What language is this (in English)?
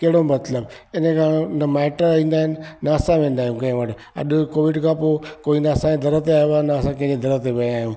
Sindhi